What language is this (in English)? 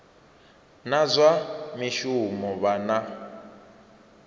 Venda